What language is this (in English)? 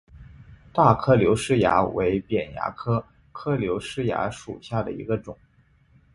Chinese